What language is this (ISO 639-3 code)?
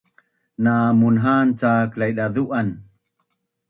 bnn